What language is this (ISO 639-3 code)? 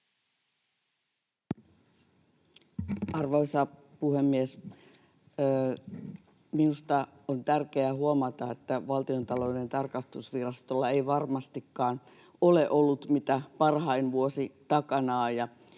fin